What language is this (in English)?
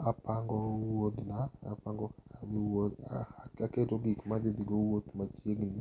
Luo (Kenya and Tanzania)